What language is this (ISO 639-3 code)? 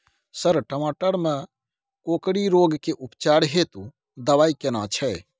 mai